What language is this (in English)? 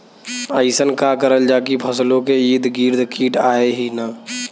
Bhojpuri